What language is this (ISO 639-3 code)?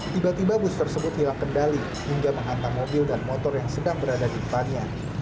ind